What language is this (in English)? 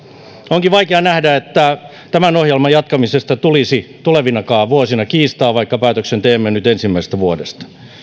Finnish